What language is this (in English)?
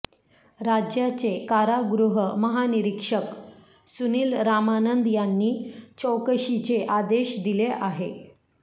Marathi